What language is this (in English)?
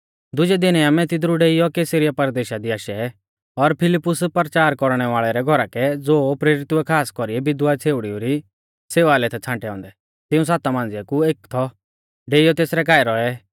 Mahasu Pahari